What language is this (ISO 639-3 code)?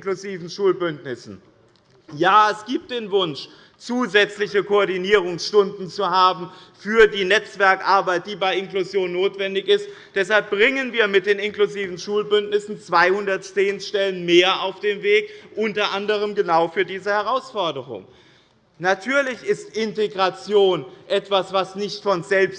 deu